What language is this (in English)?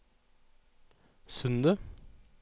Norwegian